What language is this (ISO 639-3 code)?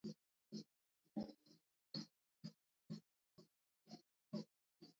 kat